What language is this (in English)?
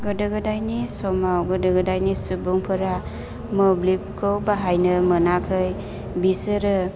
Bodo